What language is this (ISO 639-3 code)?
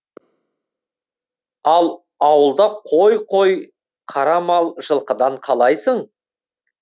kaz